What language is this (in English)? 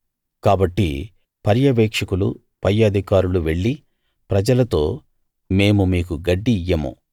Telugu